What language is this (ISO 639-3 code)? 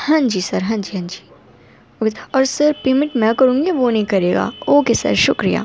urd